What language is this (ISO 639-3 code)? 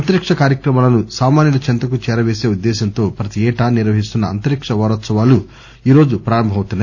tel